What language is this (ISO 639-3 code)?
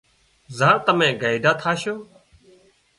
kxp